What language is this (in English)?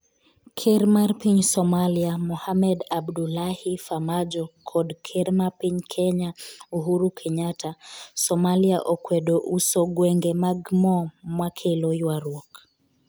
Luo (Kenya and Tanzania)